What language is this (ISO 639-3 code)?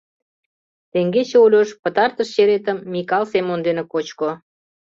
chm